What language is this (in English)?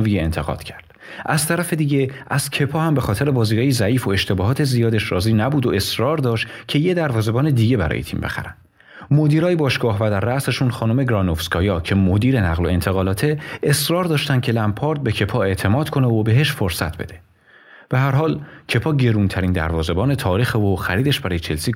Persian